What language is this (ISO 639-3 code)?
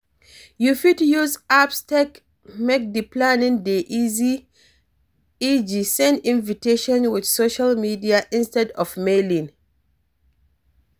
pcm